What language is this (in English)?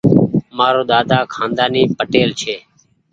Goaria